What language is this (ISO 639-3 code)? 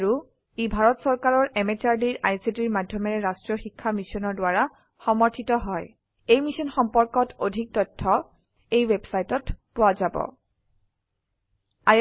asm